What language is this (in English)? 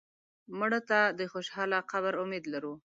Pashto